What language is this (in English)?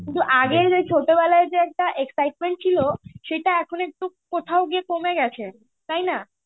Bangla